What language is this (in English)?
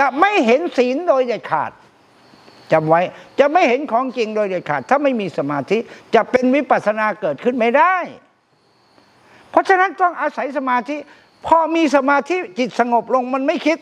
Thai